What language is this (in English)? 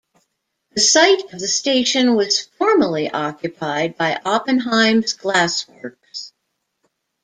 English